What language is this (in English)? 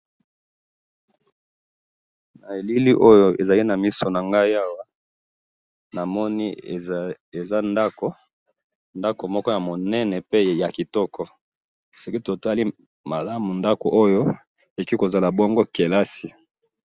Lingala